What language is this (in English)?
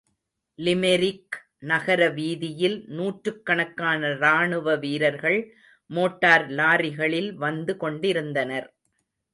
Tamil